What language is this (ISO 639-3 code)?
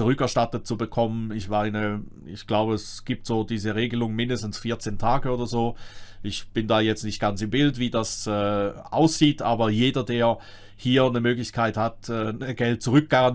deu